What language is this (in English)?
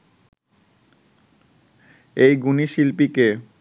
Bangla